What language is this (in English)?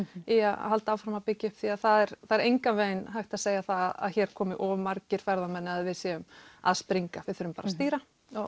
Icelandic